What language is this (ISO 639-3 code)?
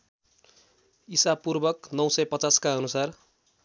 nep